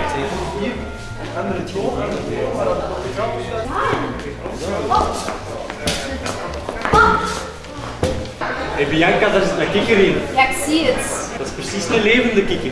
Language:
Dutch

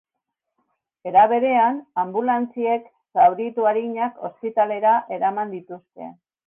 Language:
Basque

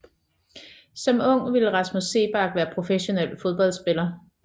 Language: Danish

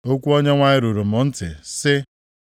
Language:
Igbo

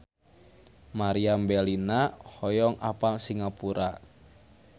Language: Sundanese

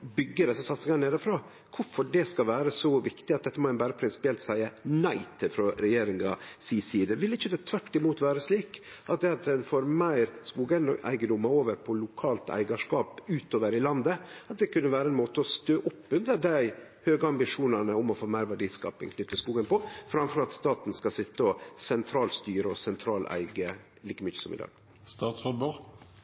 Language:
Norwegian Nynorsk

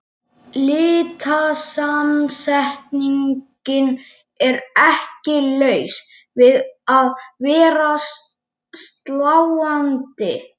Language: Icelandic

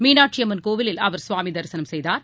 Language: Tamil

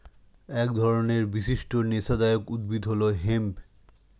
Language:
Bangla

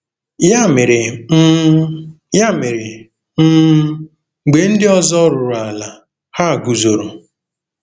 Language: Igbo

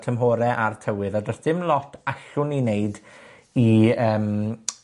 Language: Welsh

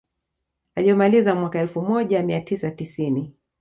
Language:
Swahili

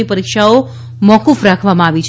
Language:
Gujarati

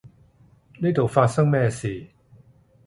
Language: Cantonese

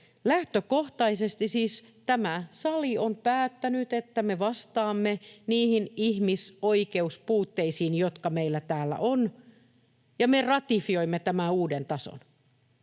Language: Finnish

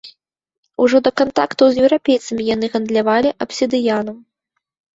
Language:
Belarusian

